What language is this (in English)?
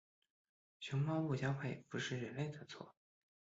Chinese